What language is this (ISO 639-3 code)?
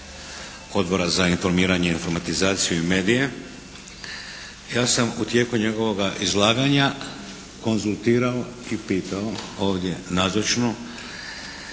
hrv